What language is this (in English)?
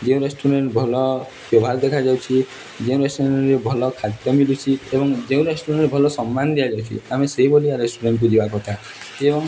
Odia